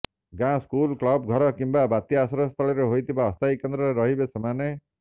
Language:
Odia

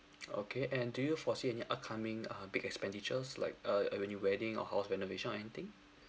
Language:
English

